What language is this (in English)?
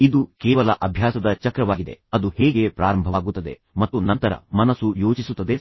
Kannada